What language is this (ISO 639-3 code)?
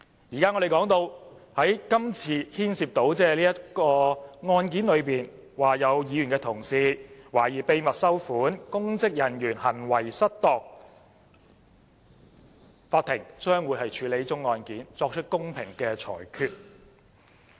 yue